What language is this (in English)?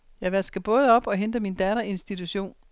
Danish